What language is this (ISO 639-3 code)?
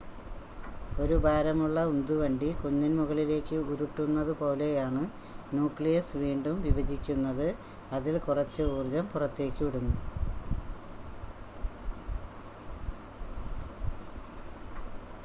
mal